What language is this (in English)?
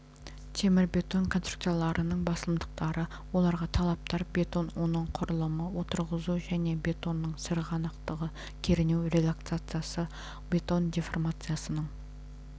Kazakh